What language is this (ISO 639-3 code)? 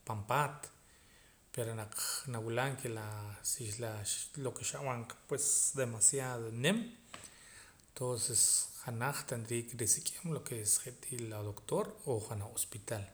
poc